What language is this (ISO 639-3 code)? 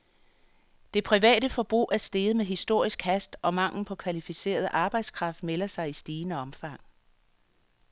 dan